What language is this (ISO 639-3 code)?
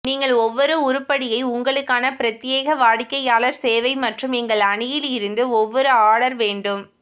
tam